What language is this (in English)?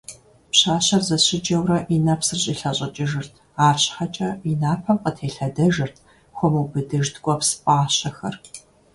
Kabardian